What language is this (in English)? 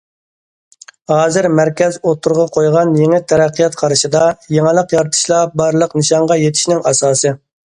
Uyghur